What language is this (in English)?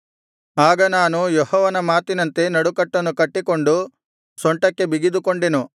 Kannada